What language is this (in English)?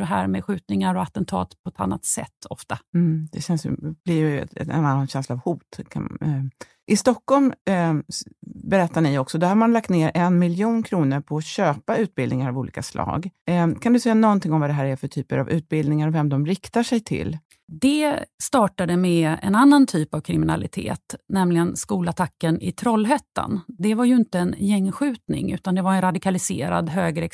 Swedish